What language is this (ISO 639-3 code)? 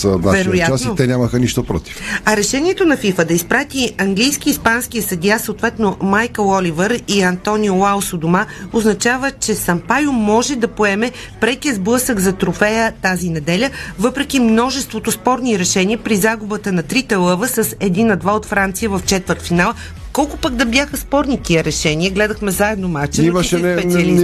bul